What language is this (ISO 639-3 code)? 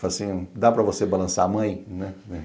por